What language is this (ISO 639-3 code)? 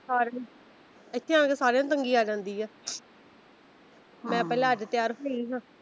pan